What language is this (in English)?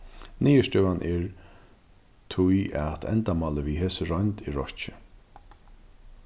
Faroese